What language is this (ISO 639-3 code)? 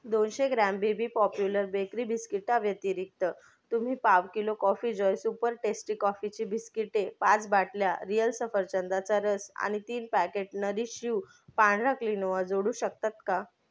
mar